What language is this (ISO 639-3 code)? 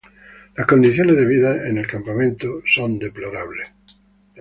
spa